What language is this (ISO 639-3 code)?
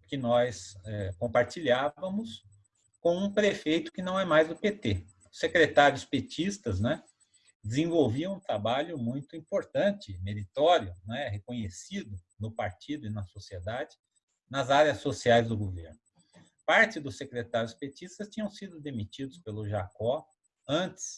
por